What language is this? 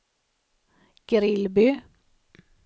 Swedish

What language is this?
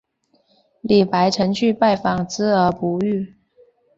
Chinese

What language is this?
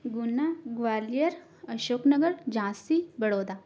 Hindi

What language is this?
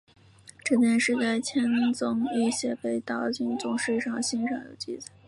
Chinese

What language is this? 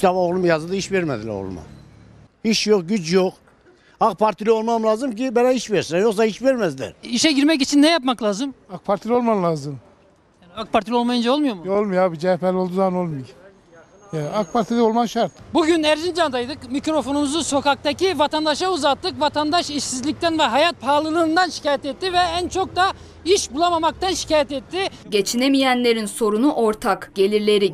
Turkish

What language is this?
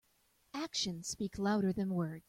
English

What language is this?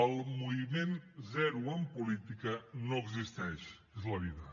Catalan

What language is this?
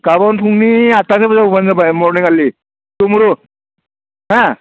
Bodo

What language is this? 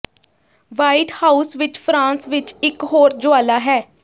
Punjabi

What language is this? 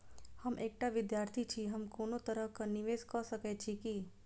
Maithili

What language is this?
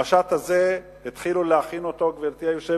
Hebrew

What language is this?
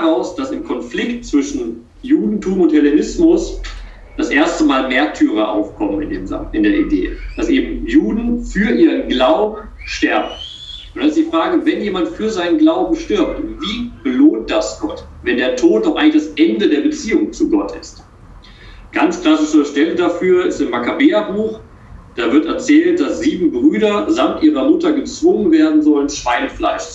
German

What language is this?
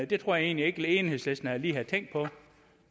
Danish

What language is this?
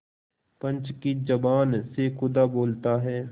Hindi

